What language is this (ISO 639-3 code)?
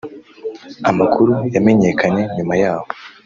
kin